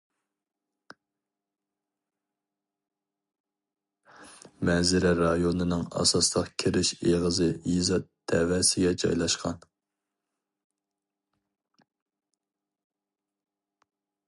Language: Uyghur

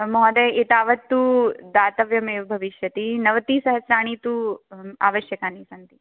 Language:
Sanskrit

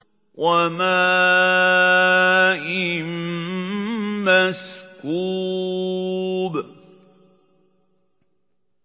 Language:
Arabic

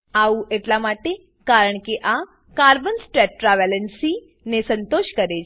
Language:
Gujarati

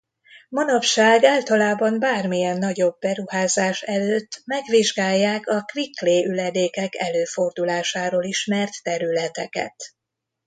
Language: Hungarian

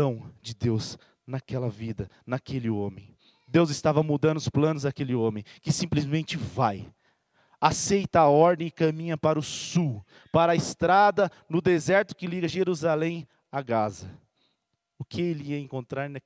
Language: Portuguese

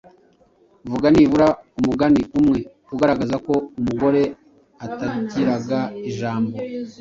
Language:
Kinyarwanda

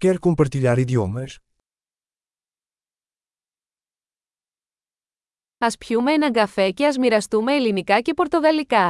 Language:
Greek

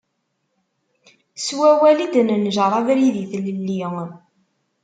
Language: Kabyle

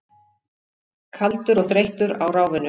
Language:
Icelandic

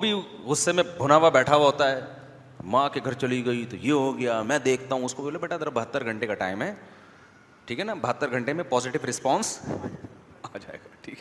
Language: Urdu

